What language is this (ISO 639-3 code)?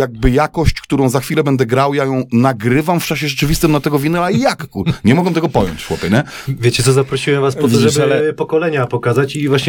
pol